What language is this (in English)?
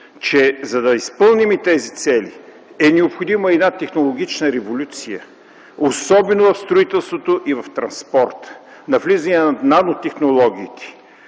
Bulgarian